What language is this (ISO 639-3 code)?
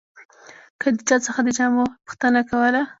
pus